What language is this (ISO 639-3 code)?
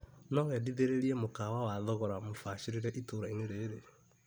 kik